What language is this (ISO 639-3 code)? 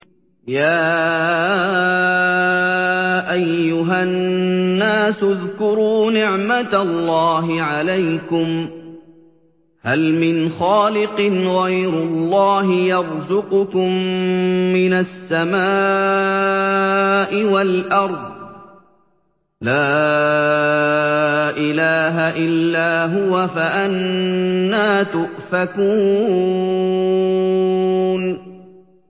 ara